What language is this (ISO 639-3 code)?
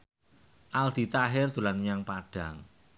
jav